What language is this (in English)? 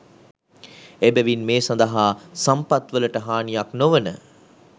Sinhala